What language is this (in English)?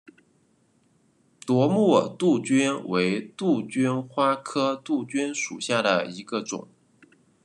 Chinese